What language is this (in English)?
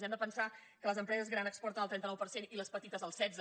Catalan